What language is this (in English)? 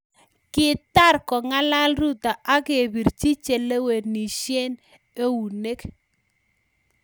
Kalenjin